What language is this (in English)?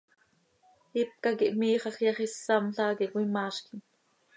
Seri